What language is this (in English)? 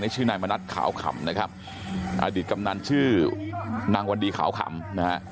Thai